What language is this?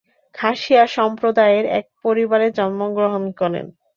Bangla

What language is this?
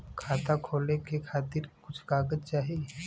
Bhojpuri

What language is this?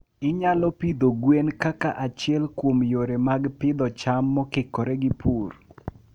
Luo (Kenya and Tanzania)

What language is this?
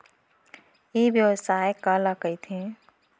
Chhattisgarhi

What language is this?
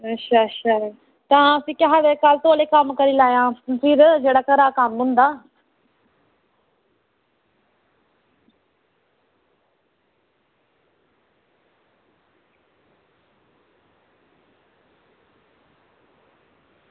Dogri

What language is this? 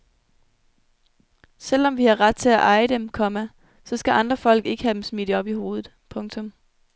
Danish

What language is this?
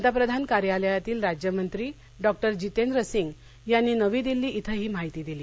Marathi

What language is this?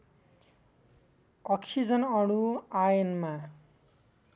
Nepali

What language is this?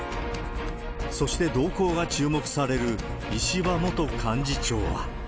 Japanese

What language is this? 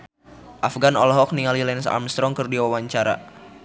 Sundanese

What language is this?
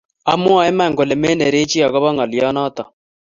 Kalenjin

